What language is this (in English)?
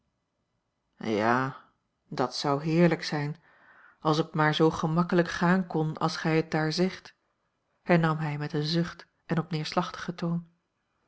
Dutch